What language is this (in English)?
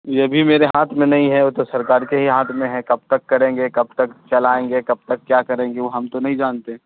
Urdu